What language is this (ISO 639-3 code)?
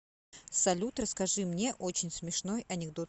rus